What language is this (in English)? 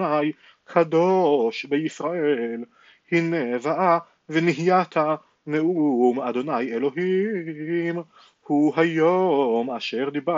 Hebrew